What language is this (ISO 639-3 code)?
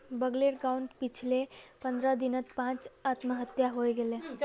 mag